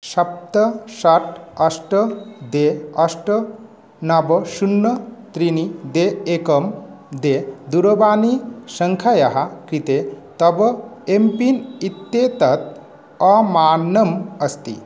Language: Sanskrit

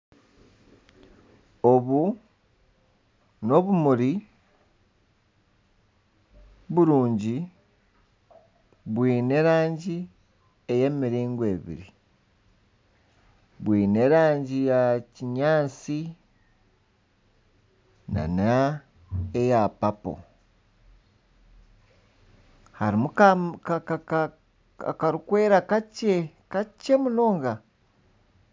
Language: Nyankole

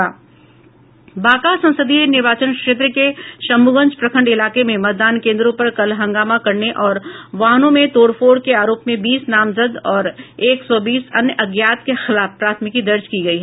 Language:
Hindi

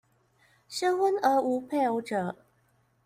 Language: Chinese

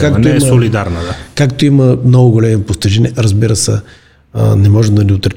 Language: Bulgarian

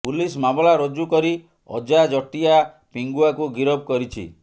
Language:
Odia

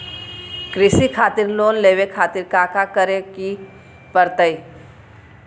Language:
Magahi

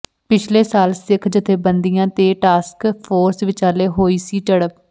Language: Punjabi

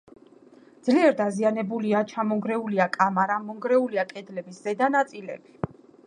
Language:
Georgian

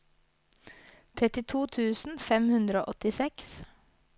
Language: Norwegian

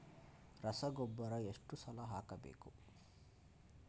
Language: Kannada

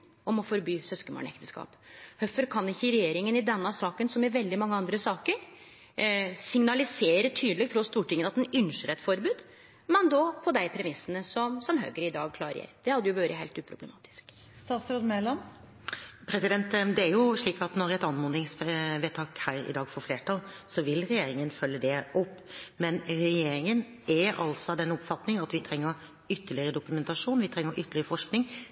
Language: Norwegian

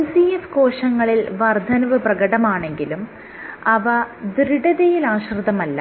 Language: Malayalam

